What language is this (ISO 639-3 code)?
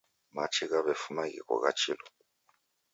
dav